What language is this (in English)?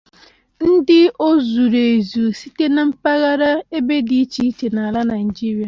Igbo